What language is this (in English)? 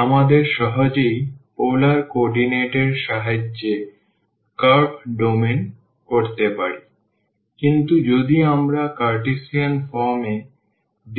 Bangla